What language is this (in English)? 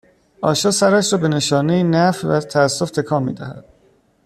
Persian